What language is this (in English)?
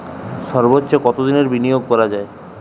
Bangla